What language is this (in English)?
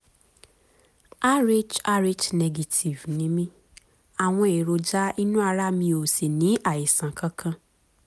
Yoruba